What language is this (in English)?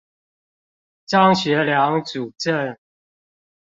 Chinese